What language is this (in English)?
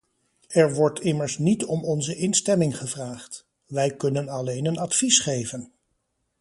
Dutch